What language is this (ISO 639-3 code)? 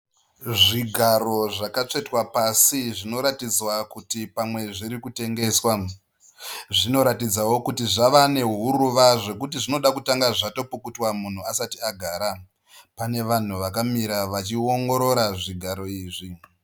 sna